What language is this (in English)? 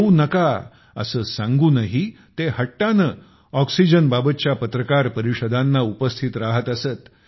Marathi